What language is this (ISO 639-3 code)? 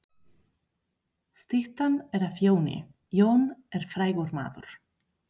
isl